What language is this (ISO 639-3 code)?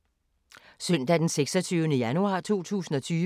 dan